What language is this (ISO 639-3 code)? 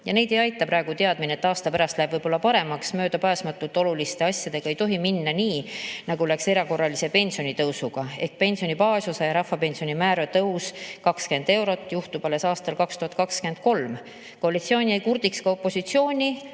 est